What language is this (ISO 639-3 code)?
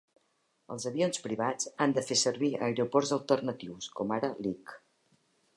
cat